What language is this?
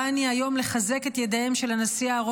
Hebrew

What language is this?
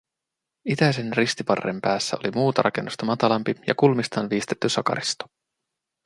Finnish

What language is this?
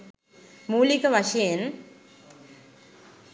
Sinhala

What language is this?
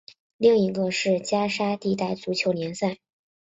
Chinese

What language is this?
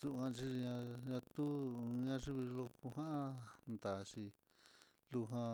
Mitlatongo Mixtec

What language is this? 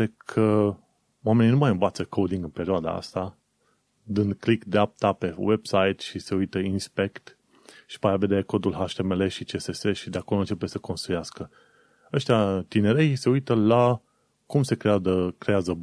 Romanian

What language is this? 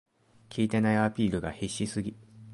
Japanese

